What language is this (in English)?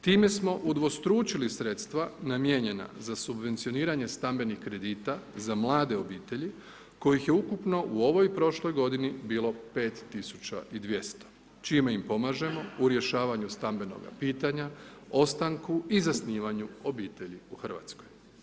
Croatian